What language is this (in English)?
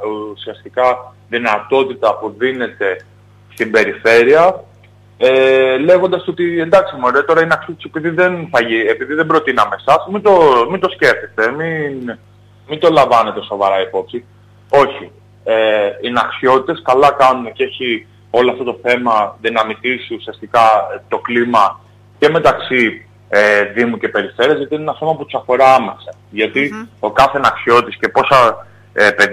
Greek